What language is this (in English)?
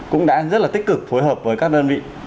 Vietnamese